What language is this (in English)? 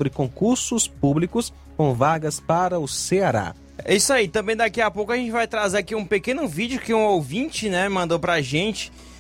Portuguese